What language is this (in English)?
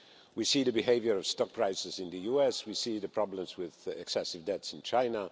English